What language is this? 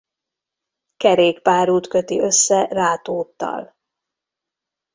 Hungarian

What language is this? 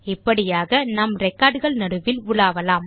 Tamil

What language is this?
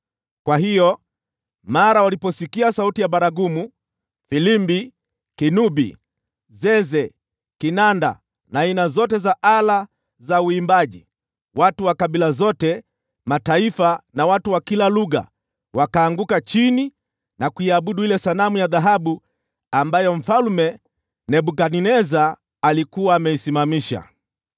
Swahili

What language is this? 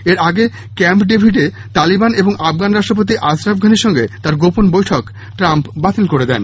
Bangla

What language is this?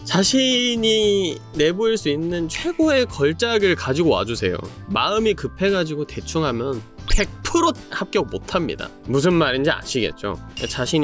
Korean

